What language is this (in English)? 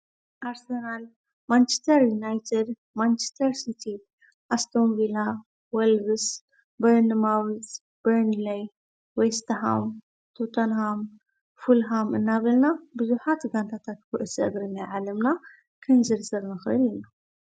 Tigrinya